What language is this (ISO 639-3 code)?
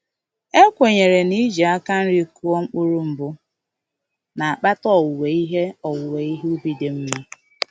ibo